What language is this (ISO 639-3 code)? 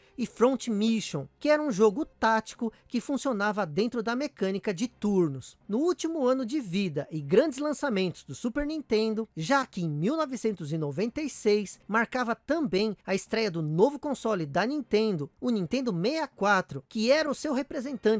por